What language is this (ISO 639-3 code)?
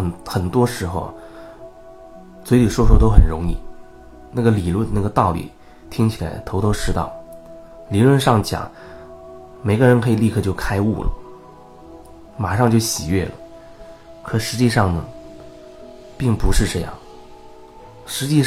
zho